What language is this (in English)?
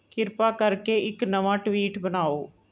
Punjabi